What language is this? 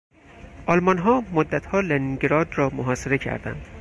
Persian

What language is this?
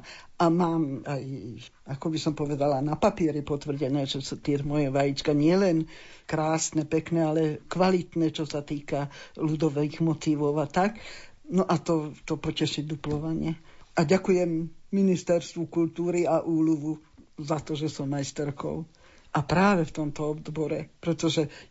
Slovak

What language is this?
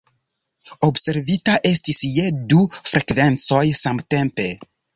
Esperanto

